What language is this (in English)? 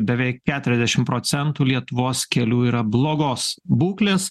Lithuanian